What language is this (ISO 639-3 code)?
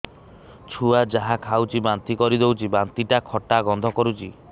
ori